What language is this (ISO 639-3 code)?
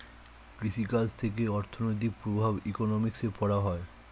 ben